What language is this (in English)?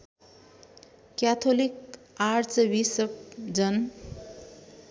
Nepali